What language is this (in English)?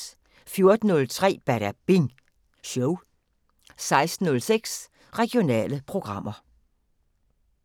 Danish